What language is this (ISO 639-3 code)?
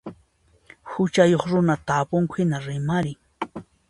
qxp